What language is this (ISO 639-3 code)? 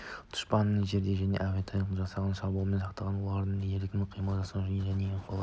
kaz